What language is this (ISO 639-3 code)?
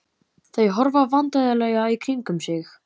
isl